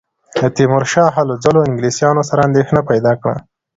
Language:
Pashto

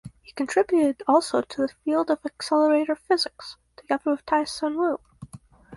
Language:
English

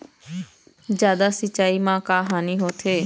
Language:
Chhattisgarhi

